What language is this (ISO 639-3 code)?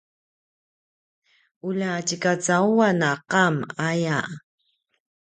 pwn